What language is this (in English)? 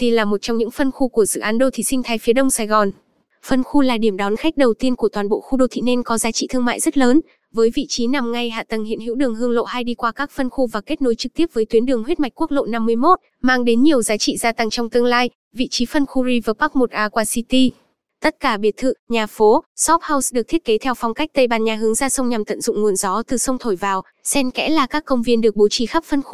Vietnamese